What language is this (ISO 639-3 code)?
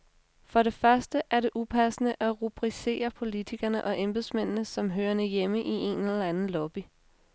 dan